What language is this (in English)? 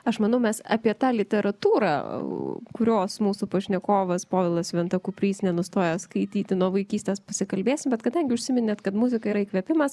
Lithuanian